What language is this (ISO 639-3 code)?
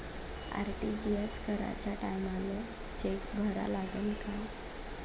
mar